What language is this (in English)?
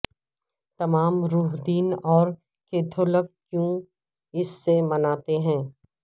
Urdu